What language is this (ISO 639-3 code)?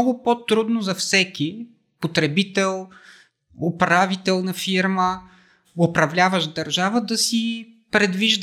bul